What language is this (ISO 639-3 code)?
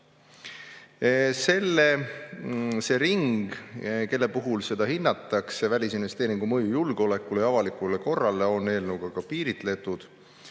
est